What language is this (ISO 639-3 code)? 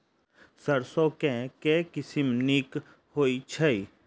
mai